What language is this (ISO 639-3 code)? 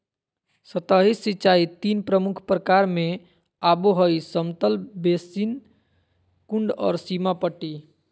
mag